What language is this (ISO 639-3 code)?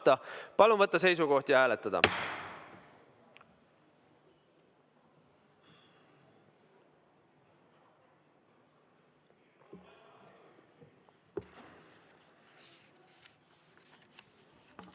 est